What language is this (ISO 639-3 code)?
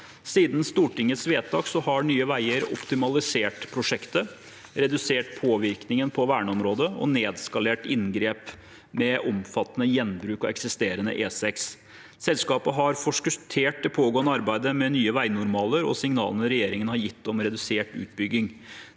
nor